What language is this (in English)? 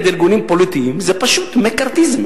Hebrew